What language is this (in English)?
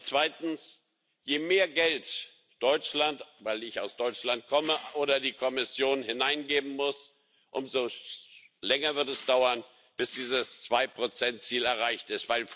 German